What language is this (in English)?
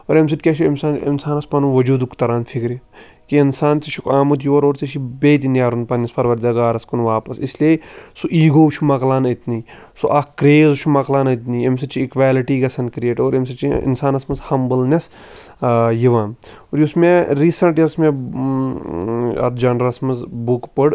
Kashmiri